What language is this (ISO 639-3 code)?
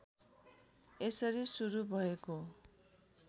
nep